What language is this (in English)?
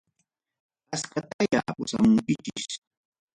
Ayacucho Quechua